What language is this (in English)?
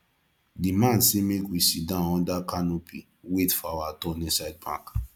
Nigerian Pidgin